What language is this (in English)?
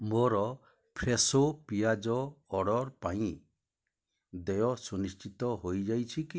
Odia